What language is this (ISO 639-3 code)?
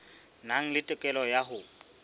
sot